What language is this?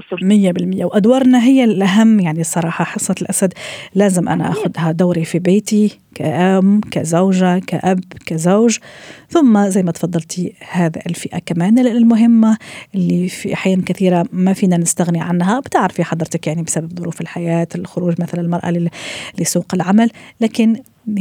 Arabic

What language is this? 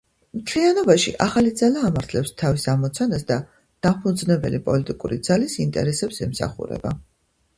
Georgian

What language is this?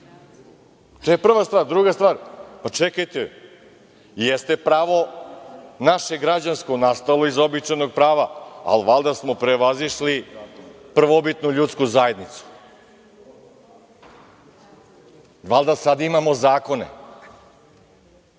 Serbian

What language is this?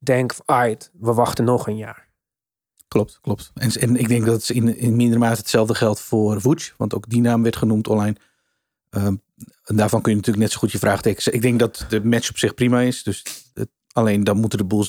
Dutch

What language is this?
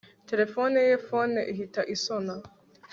Kinyarwanda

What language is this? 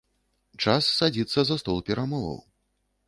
Belarusian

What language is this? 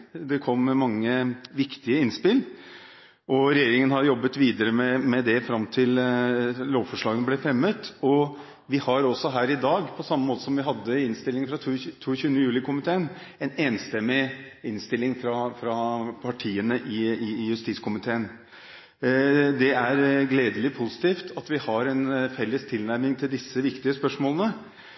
Norwegian Bokmål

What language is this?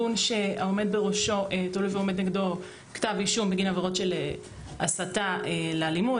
Hebrew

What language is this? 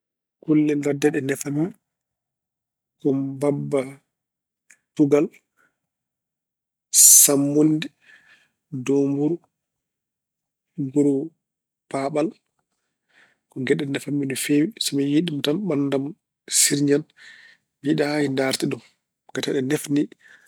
Fula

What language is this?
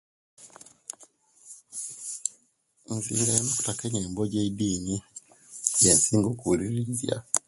Kenyi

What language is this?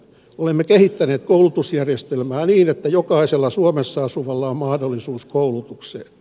Finnish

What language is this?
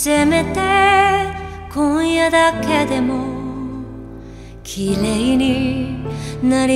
Spanish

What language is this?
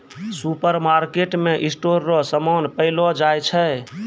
Maithili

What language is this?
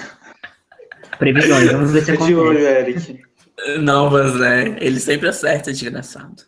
Portuguese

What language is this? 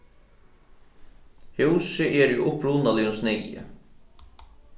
Faroese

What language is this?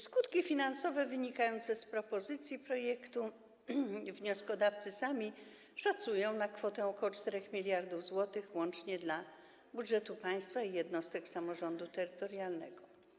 Polish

